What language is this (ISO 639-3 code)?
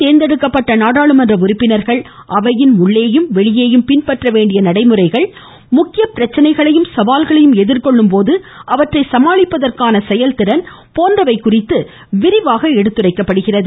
tam